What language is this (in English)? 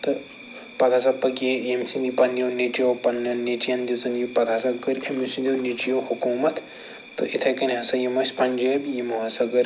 Kashmiri